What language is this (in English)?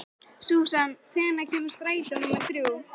Icelandic